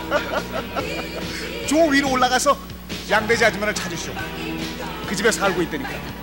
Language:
Korean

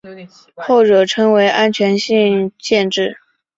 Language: Chinese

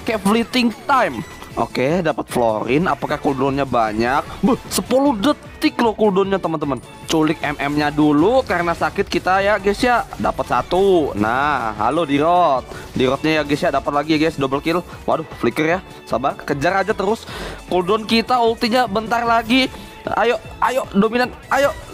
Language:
Indonesian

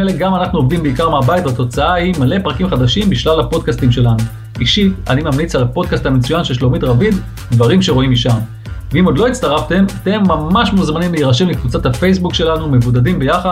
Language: Hebrew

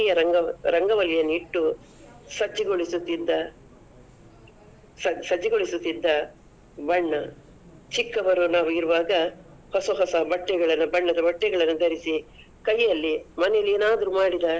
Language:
Kannada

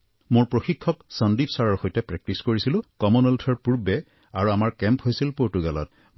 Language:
Assamese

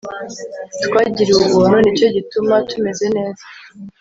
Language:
Kinyarwanda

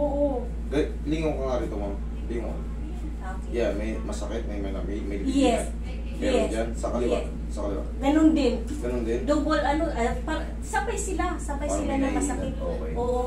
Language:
Filipino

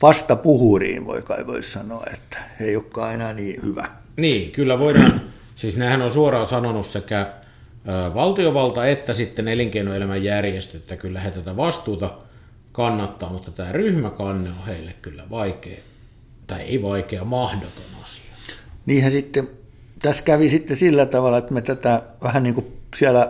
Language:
Finnish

